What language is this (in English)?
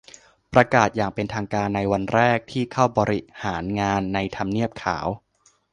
Thai